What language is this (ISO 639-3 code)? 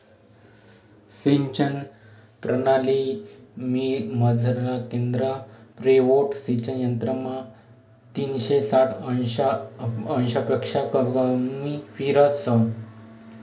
mar